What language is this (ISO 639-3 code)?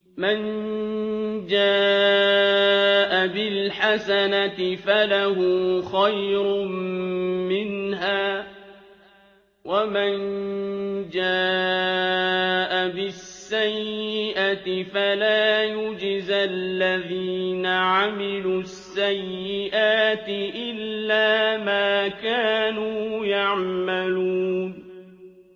ara